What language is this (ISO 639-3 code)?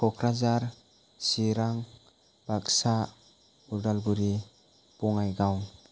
brx